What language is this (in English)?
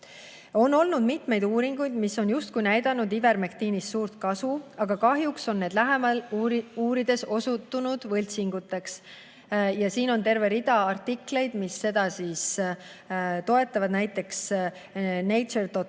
Estonian